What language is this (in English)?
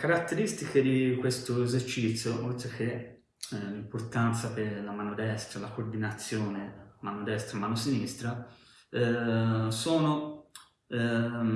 Italian